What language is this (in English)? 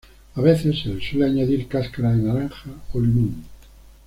Spanish